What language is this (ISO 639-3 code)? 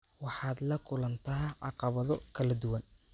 som